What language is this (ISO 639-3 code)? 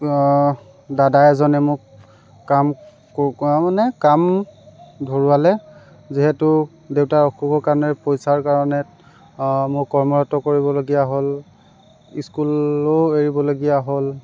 asm